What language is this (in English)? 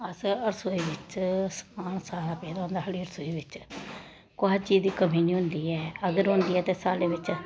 Dogri